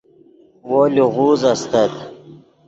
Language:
Yidgha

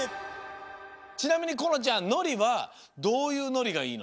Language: Japanese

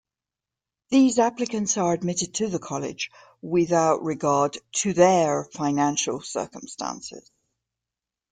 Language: English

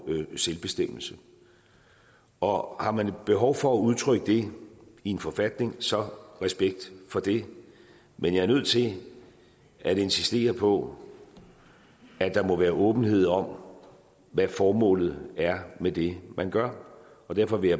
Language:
Danish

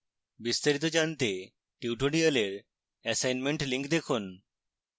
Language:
Bangla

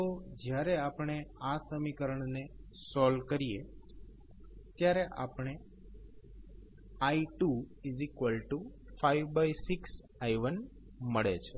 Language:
Gujarati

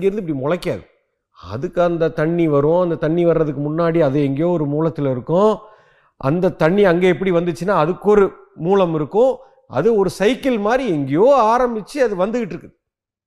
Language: Tamil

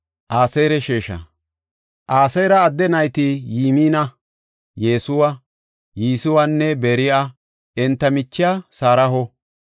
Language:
Gofa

